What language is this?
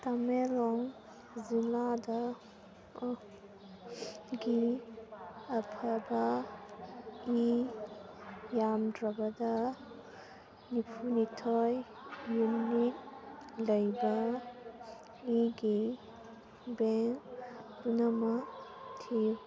Manipuri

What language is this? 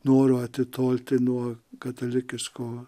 Lithuanian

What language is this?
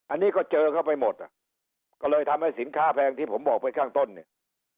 Thai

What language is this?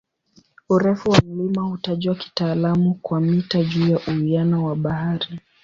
Swahili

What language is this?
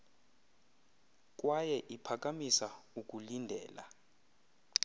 Xhosa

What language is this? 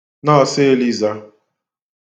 Igbo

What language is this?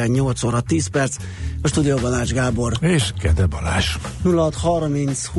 Hungarian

